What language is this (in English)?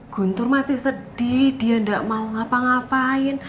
Indonesian